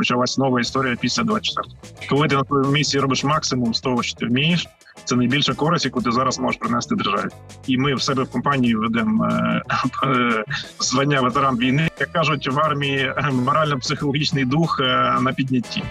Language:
Ukrainian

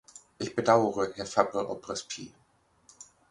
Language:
German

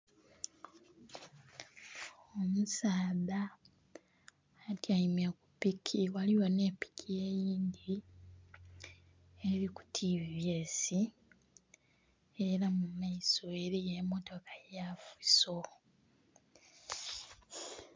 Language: Soga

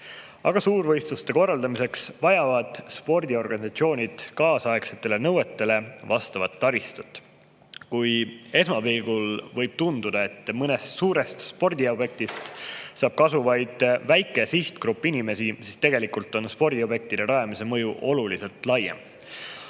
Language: Estonian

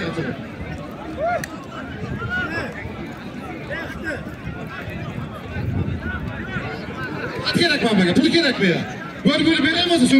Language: Turkish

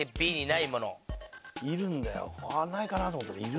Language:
Japanese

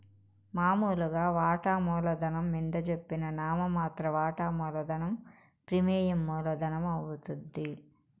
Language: Telugu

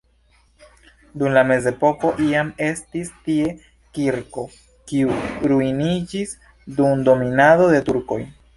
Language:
Esperanto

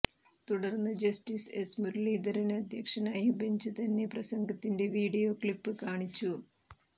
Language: Malayalam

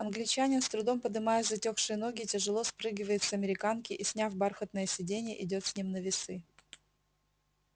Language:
Russian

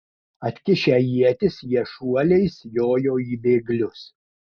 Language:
Lithuanian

